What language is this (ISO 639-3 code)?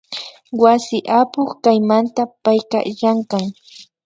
qvi